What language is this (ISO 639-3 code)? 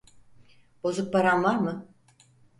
tur